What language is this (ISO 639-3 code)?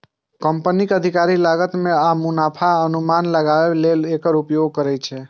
mai